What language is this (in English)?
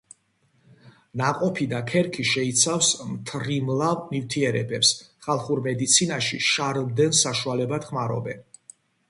Georgian